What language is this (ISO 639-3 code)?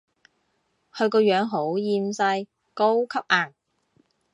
yue